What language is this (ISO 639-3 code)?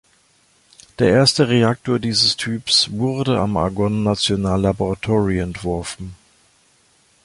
deu